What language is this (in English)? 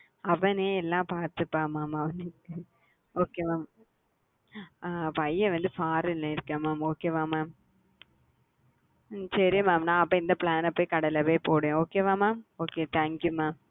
Tamil